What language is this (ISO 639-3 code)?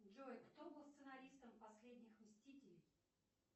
rus